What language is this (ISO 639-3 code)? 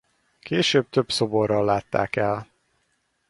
hun